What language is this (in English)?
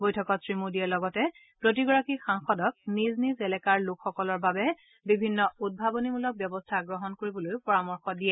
Assamese